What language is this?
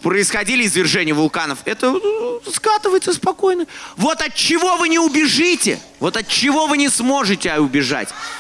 Russian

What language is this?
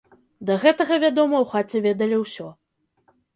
Belarusian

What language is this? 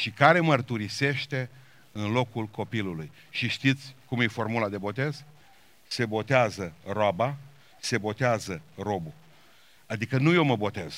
Romanian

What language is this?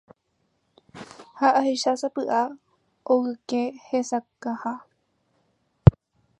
Guarani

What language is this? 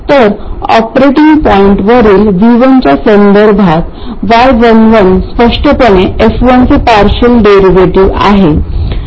Marathi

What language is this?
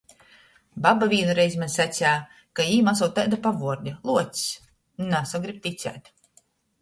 Latgalian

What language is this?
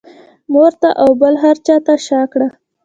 Pashto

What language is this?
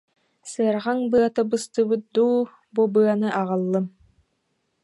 Yakut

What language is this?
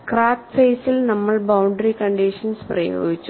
Malayalam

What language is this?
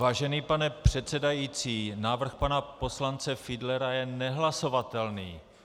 Czech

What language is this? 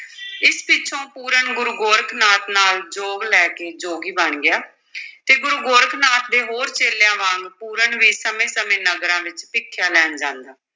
Punjabi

